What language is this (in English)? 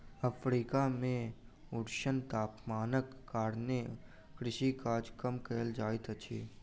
Maithili